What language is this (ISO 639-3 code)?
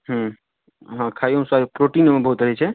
mai